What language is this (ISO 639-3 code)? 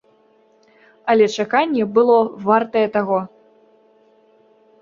bel